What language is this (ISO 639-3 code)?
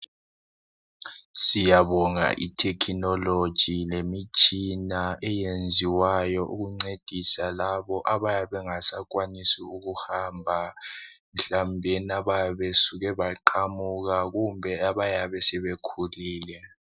nde